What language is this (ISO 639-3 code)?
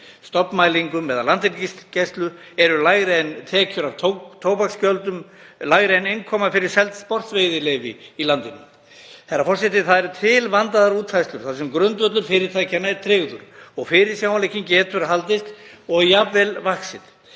isl